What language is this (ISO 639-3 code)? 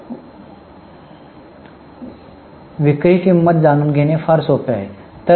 mar